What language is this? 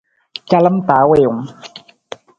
Nawdm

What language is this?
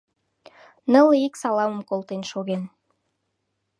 Mari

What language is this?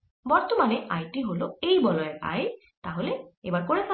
Bangla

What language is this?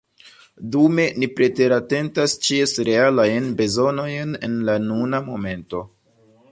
Esperanto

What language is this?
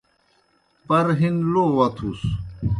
Kohistani Shina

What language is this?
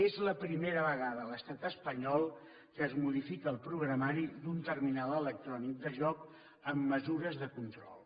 Catalan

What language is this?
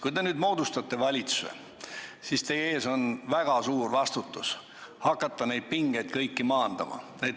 Estonian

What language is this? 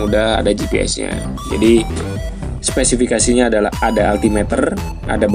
Indonesian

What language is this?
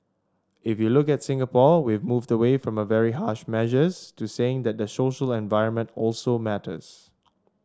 English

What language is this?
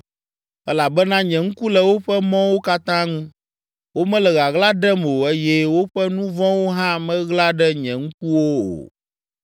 Ewe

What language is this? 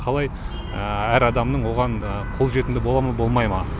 Kazakh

